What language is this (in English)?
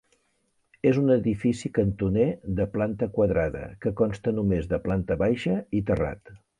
Catalan